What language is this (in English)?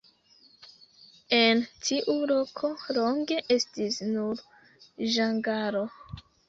Esperanto